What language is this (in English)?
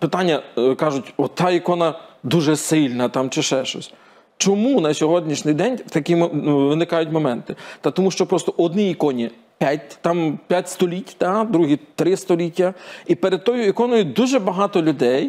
Ukrainian